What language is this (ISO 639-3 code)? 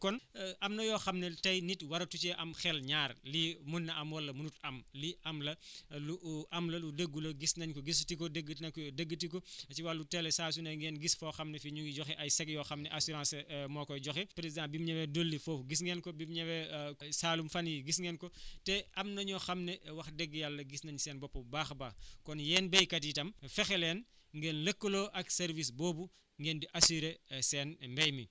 wol